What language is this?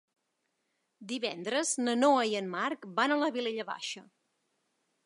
Catalan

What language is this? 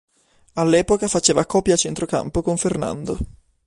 Italian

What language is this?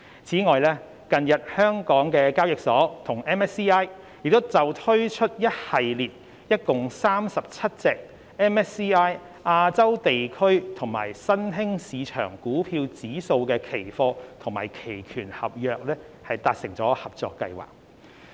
Cantonese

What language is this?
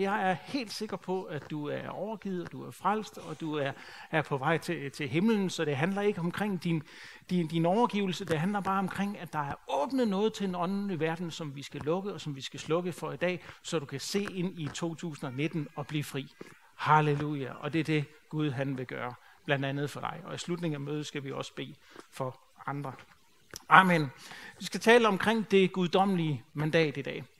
Danish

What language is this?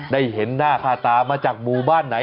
Thai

